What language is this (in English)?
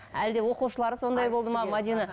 Kazakh